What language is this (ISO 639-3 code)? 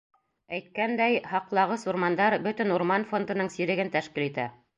bak